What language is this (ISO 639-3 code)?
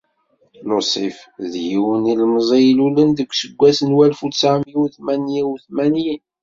kab